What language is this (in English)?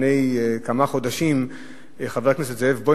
Hebrew